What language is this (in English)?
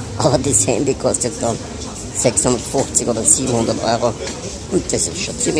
German